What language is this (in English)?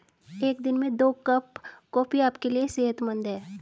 Hindi